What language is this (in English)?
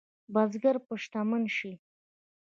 Pashto